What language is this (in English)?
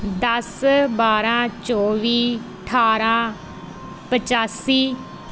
Punjabi